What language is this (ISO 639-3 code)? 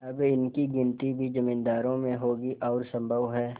hin